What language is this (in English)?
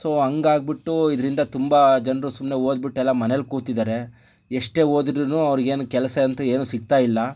Kannada